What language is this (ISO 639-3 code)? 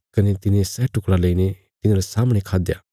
kfs